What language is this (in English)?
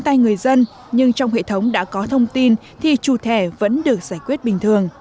Vietnamese